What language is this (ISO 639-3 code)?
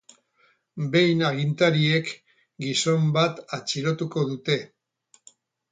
eus